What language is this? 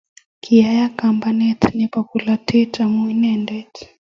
Kalenjin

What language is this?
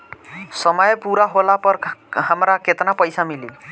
Bhojpuri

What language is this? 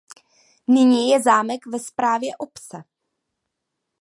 Czech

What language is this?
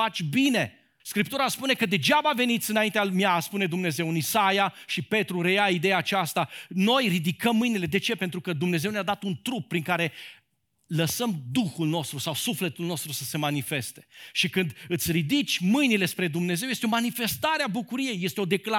Romanian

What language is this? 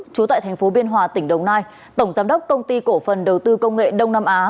Vietnamese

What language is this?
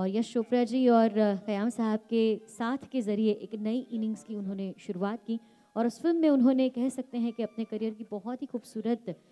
Hindi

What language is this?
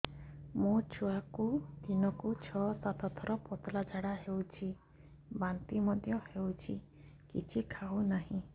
Odia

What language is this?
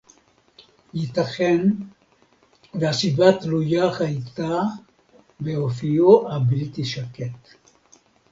Hebrew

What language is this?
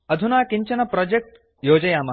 Sanskrit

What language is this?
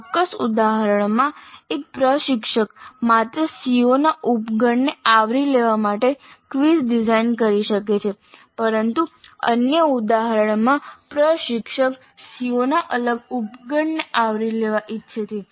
Gujarati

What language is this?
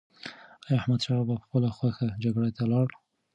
Pashto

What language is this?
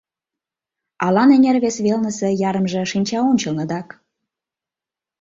Mari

